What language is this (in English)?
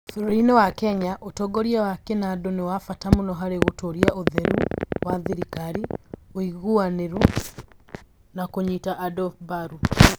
Kikuyu